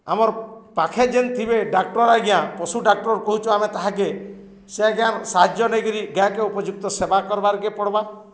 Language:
Odia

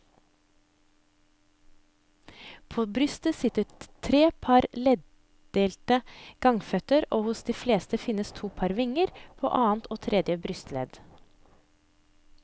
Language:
Norwegian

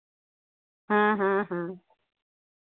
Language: Hindi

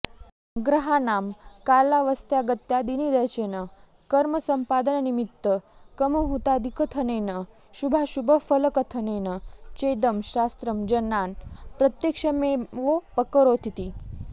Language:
Sanskrit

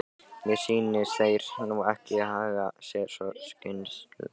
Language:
Icelandic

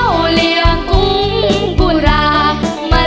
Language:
Thai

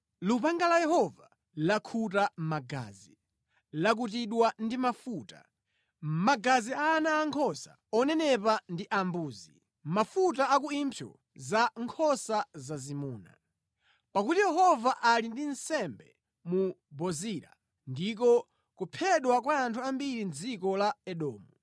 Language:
Nyanja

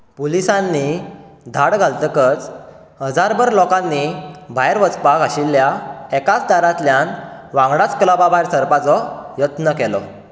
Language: Konkani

